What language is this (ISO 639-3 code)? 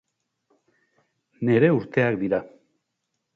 eus